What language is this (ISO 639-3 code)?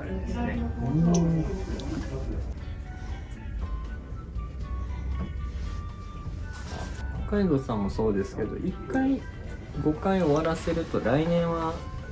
jpn